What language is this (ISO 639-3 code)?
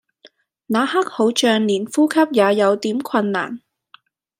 yue